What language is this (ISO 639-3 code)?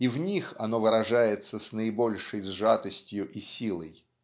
rus